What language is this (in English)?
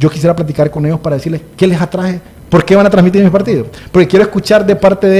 Spanish